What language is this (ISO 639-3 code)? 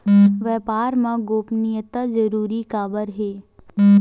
hne